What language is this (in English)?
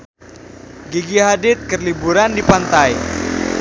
Sundanese